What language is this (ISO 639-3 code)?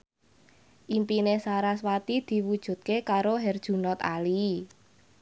jav